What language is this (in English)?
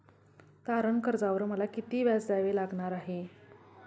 Marathi